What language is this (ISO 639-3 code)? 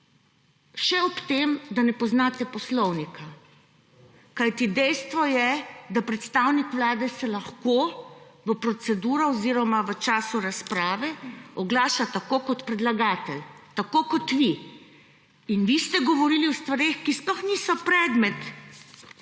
slv